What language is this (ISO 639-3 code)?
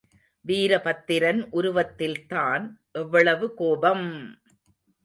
tam